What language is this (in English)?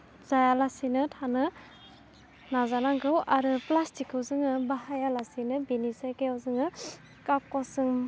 Bodo